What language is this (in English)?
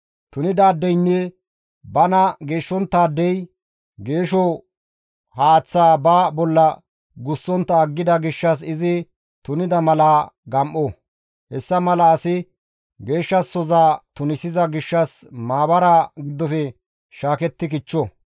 Gamo